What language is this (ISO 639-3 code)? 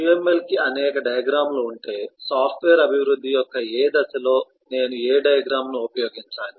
tel